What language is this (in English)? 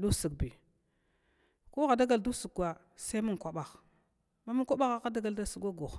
Glavda